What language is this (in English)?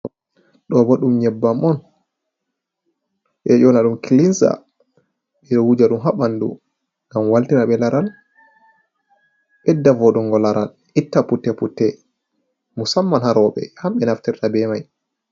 Fula